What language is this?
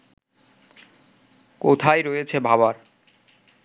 Bangla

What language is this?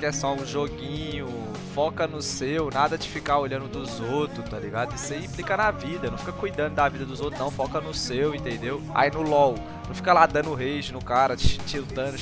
Portuguese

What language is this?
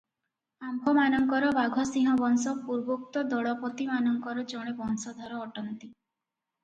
Odia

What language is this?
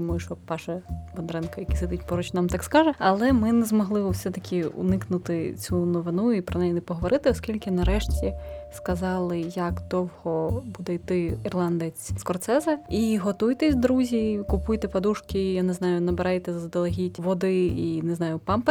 Ukrainian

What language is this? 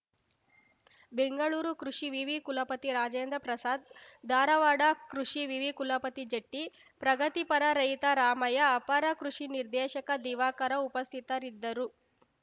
Kannada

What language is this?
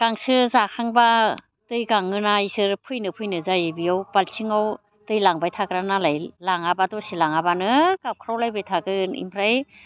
Bodo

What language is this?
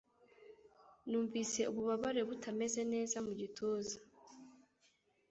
Kinyarwanda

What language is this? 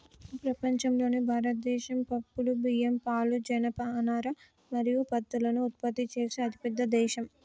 Telugu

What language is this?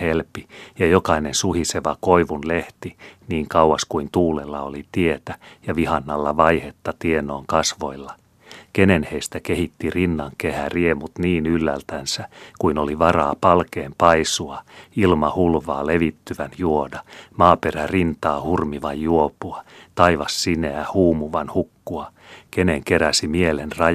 Finnish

